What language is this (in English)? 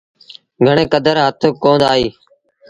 Sindhi Bhil